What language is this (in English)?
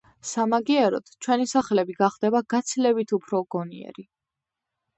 Georgian